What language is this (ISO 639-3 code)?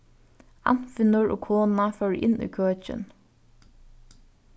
fao